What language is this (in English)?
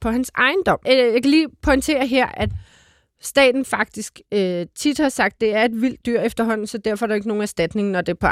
Danish